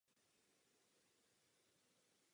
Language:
Czech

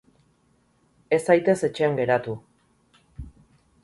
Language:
Basque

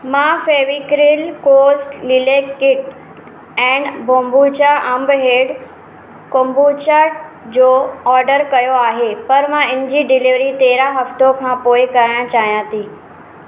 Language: Sindhi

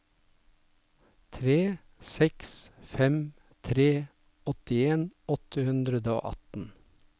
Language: Norwegian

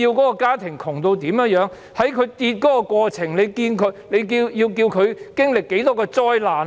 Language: Cantonese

